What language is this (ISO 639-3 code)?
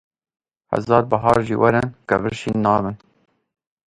kur